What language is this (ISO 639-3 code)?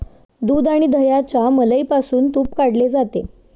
mar